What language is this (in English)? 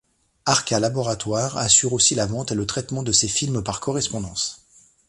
French